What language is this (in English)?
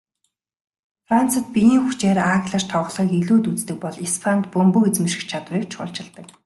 Mongolian